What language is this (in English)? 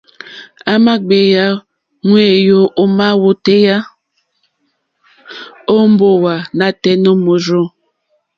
Mokpwe